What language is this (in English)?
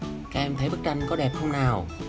Vietnamese